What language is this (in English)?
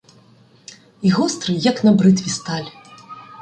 Ukrainian